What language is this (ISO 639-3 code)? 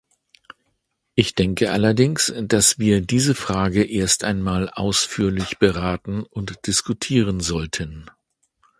deu